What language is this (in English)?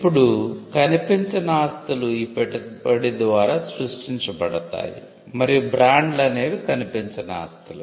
Telugu